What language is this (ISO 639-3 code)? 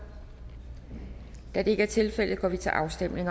dan